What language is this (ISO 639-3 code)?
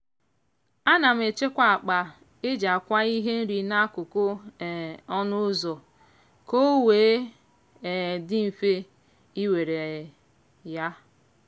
ibo